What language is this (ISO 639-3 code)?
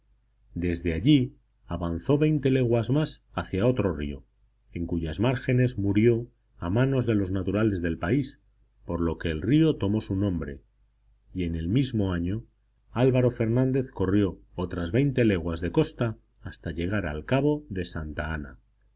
spa